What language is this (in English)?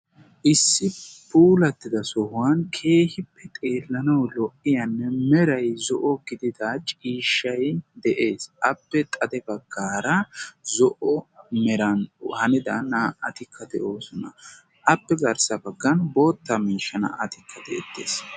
Wolaytta